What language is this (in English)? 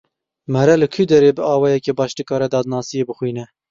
Kurdish